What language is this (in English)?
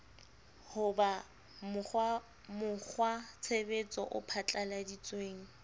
Southern Sotho